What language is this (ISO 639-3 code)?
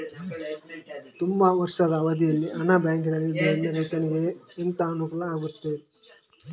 kan